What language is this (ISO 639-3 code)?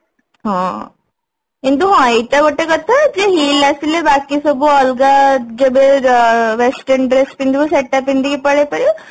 ori